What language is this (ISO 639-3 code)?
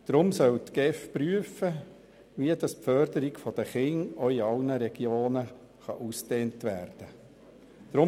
gsw